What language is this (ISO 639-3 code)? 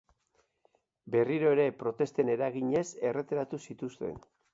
eus